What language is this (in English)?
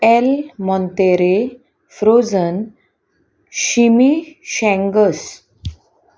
Konkani